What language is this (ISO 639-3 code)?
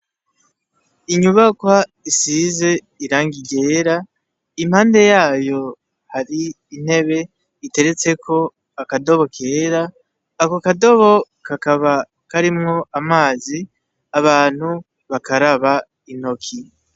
run